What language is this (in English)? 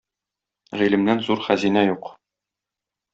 Tatar